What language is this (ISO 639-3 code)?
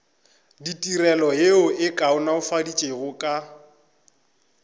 nso